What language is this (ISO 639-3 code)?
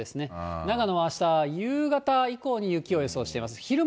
jpn